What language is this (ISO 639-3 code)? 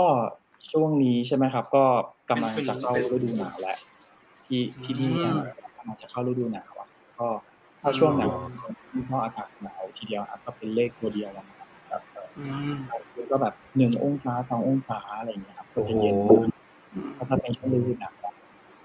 tha